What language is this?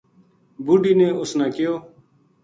Gujari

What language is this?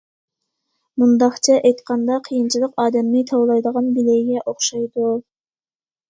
Uyghur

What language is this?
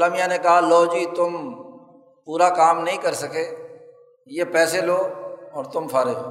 Urdu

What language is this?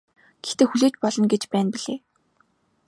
Mongolian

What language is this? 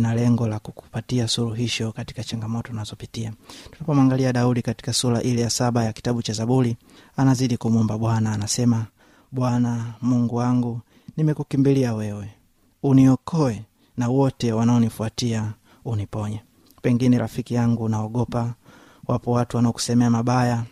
Swahili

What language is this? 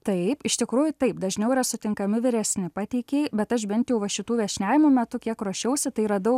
Lithuanian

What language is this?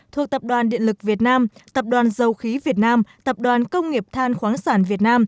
Vietnamese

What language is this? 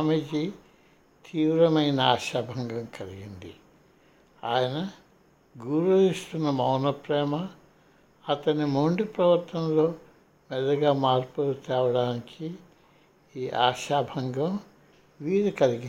Telugu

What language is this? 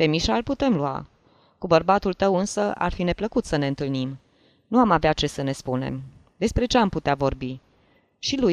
Romanian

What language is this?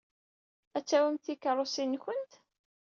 Kabyle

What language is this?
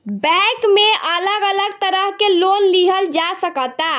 Bhojpuri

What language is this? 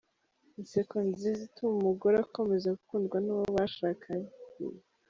Kinyarwanda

